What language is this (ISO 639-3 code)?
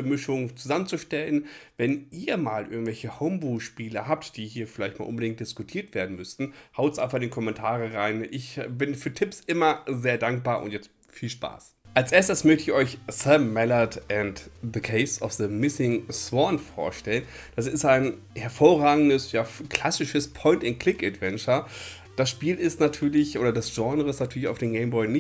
deu